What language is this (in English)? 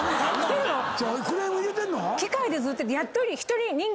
Japanese